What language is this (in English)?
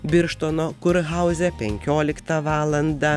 Lithuanian